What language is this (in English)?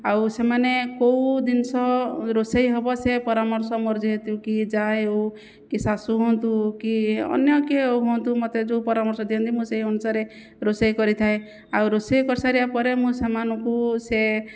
Odia